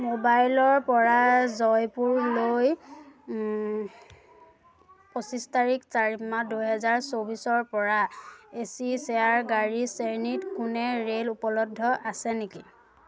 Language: Assamese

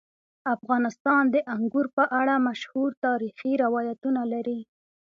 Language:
Pashto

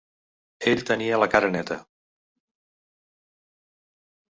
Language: Catalan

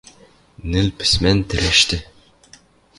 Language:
Western Mari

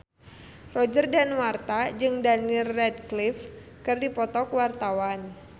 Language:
Sundanese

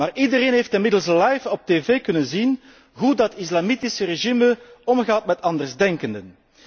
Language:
Dutch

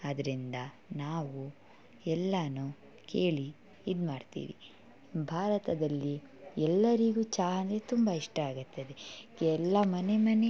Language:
Kannada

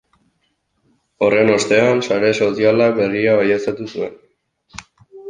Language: Basque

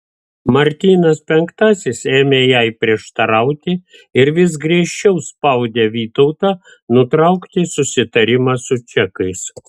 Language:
Lithuanian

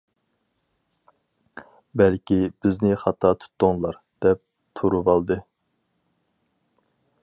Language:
Uyghur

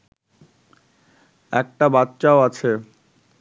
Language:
Bangla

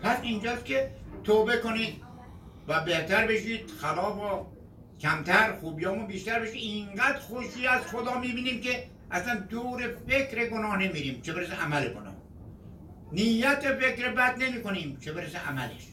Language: Persian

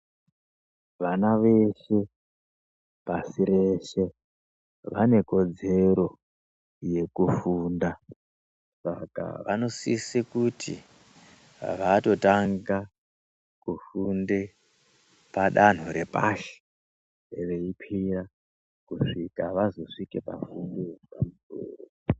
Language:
Ndau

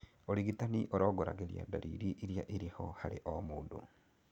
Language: Kikuyu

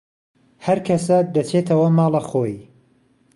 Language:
Central Kurdish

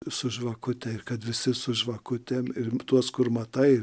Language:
Lithuanian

